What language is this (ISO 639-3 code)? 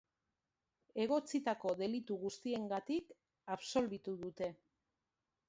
eus